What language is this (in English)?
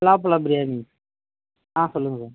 Tamil